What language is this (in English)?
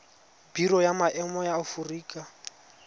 Tswana